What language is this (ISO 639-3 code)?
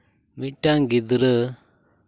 sat